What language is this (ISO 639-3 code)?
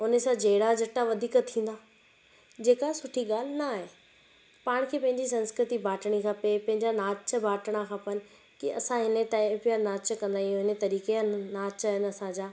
snd